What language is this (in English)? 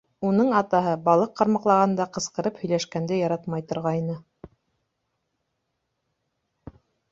Bashkir